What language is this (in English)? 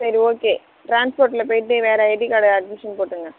Tamil